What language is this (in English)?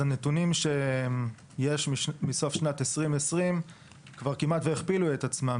Hebrew